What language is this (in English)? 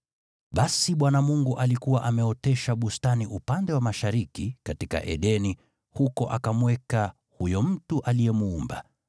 Swahili